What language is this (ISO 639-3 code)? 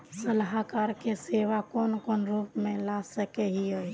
mag